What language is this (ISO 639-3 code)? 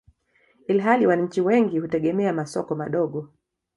swa